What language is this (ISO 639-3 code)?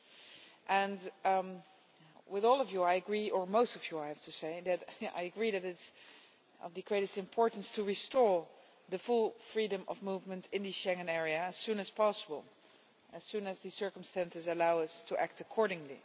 eng